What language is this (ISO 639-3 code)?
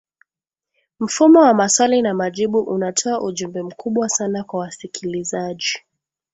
swa